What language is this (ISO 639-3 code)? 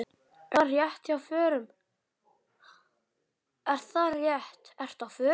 isl